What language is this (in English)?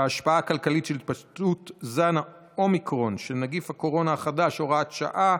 Hebrew